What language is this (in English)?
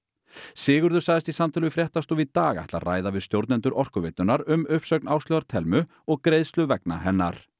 Icelandic